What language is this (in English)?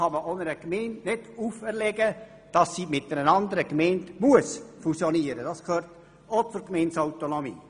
Swiss German